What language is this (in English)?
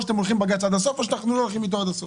Hebrew